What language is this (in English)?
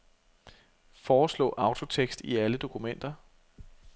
Danish